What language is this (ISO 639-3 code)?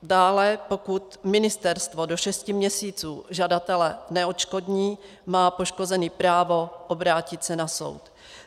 ces